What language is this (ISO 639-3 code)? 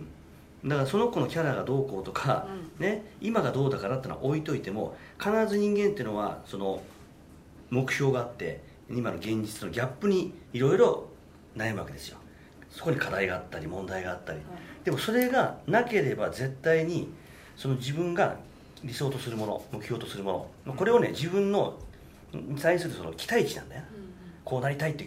jpn